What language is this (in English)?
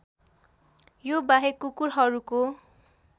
Nepali